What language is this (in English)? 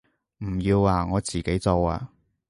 Cantonese